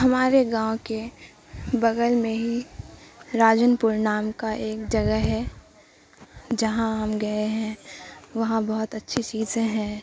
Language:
Urdu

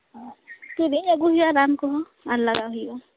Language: Santali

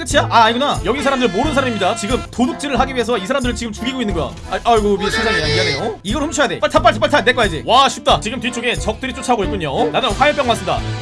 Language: Korean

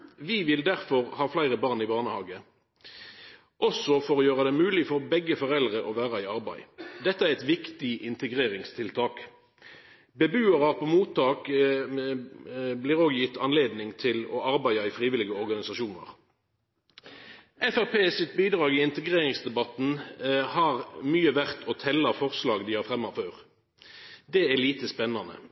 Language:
Norwegian Nynorsk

